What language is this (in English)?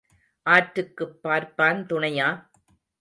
Tamil